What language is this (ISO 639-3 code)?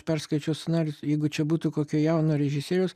lit